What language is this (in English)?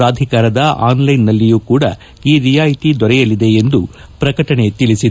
Kannada